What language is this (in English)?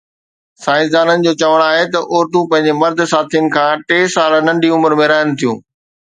Sindhi